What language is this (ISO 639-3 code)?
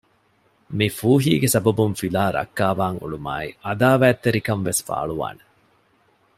div